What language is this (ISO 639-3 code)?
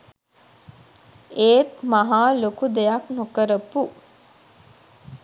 sin